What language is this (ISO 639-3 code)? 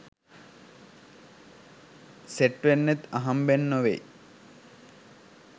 sin